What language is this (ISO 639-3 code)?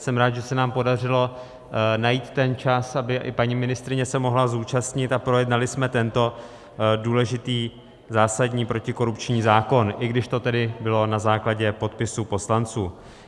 ces